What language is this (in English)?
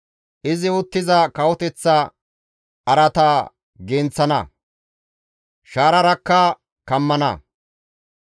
Gamo